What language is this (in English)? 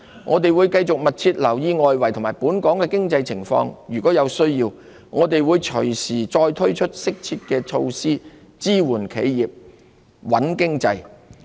Cantonese